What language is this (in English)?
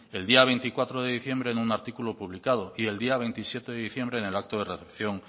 Spanish